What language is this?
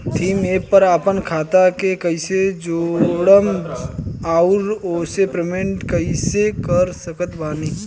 Bhojpuri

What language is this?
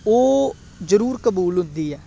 Punjabi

